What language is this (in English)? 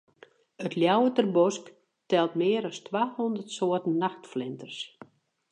Western Frisian